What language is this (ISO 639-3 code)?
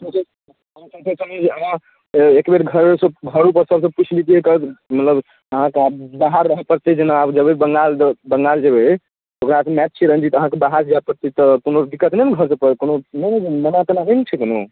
mai